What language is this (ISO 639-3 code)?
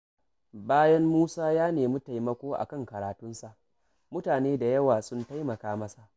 hau